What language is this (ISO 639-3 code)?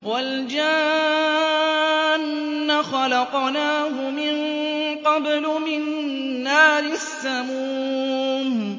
ara